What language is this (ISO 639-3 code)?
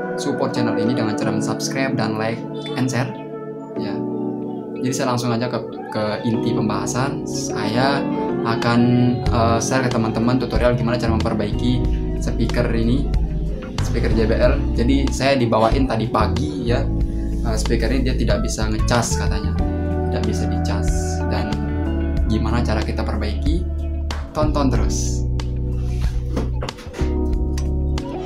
ind